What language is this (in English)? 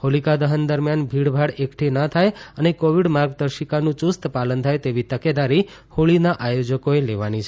Gujarati